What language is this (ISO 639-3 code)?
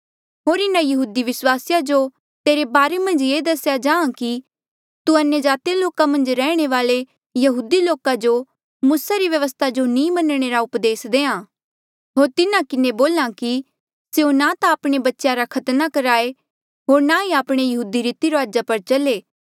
mjl